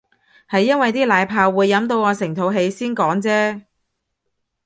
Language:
Cantonese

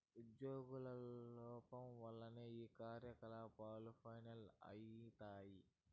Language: Telugu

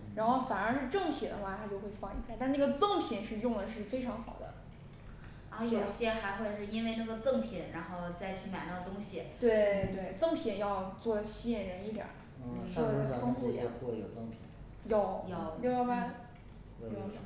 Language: Chinese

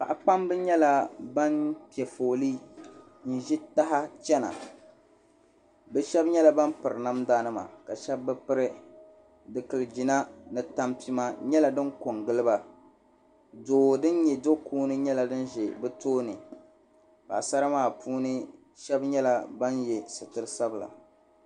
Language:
Dagbani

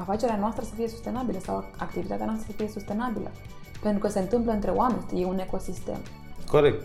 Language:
Romanian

